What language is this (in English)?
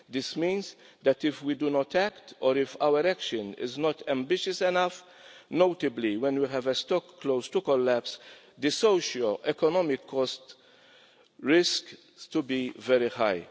English